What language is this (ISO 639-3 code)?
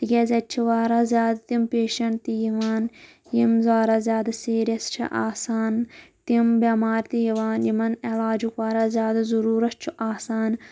kas